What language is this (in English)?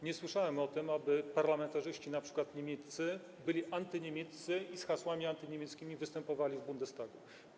Polish